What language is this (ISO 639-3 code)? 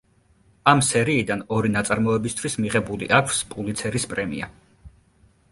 kat